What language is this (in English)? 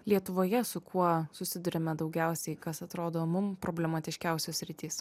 Lithuanian